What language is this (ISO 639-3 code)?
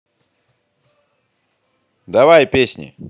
rus